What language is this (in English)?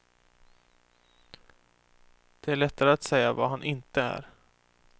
Swedish